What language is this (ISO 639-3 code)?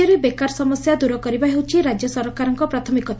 ori